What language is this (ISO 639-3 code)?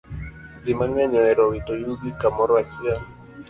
luo